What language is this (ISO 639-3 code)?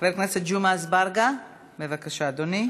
heb